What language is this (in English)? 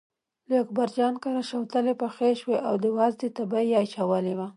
Pashto